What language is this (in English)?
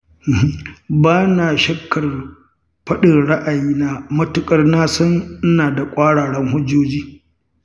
Hausa